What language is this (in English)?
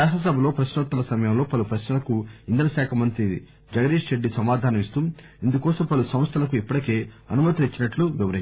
Telugu